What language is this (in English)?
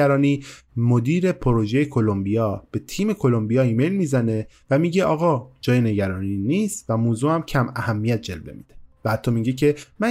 Persian